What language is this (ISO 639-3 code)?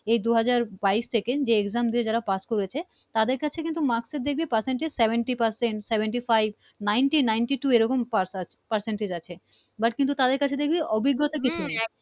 ben